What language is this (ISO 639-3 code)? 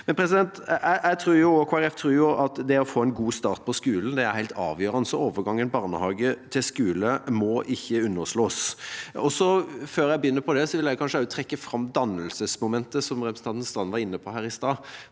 nor